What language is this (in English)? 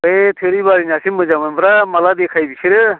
Bodo